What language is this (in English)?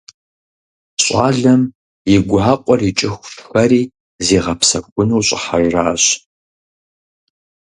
Kabardian